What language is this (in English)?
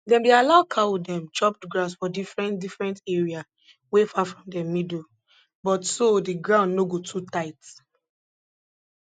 Nigerian Pidgin